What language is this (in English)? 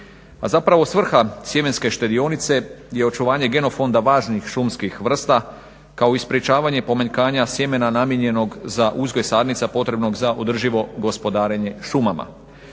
Croatian